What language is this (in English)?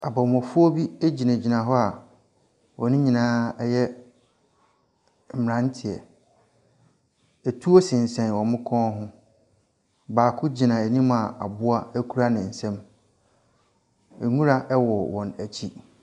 Akan